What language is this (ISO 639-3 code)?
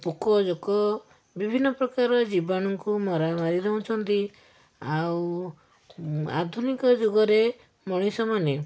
ori